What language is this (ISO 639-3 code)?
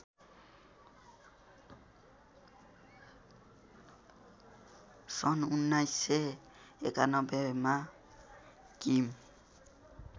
nep